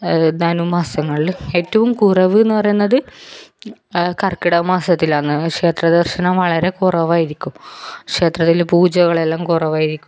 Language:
Malayalam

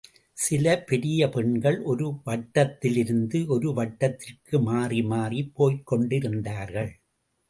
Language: Tamil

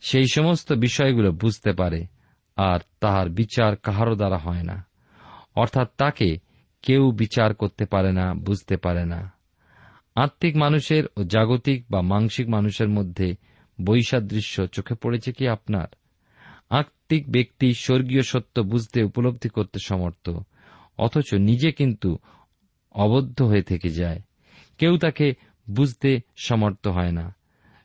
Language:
Bangla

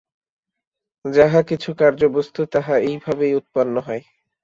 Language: Bangla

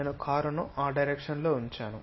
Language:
Telugu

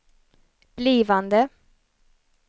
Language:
Swedish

